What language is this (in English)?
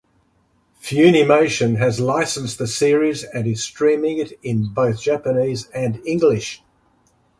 English